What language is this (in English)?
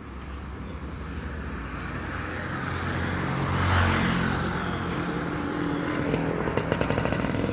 Filipino